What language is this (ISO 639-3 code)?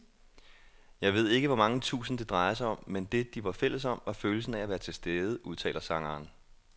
dan